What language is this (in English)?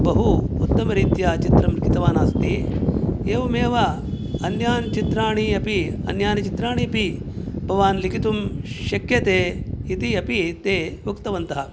Sanskrit